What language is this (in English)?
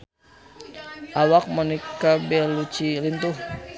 Sundanese